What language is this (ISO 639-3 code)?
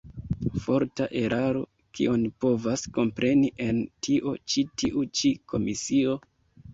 epo